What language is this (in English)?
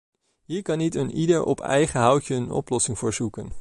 Dutch